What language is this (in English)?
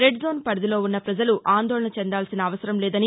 Telugu